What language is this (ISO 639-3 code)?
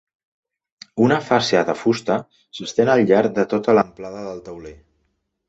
cat